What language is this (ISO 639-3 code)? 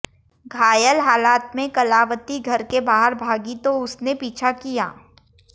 hin